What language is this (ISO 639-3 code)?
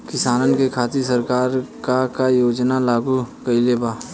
bho